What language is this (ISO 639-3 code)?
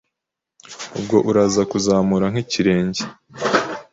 kin